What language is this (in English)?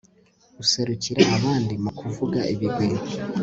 Kinyarwanda